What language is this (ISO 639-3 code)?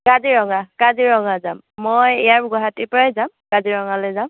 asm